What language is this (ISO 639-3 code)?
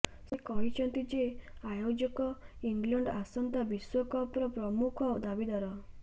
ori